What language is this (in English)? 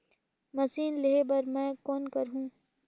Chhattisgarhi